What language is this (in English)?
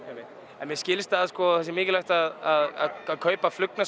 Icelandic